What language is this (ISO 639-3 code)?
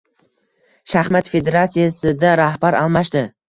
uzb